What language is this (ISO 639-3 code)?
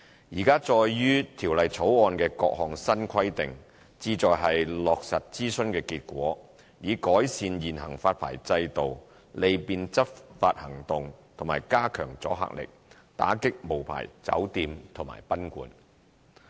yue